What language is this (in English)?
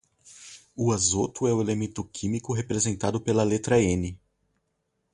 Portuguese